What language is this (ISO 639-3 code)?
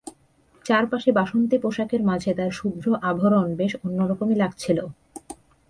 ben